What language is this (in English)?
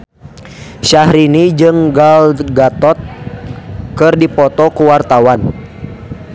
Sundanese